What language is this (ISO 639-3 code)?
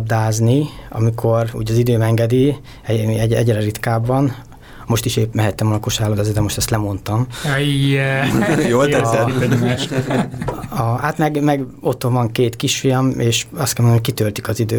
hun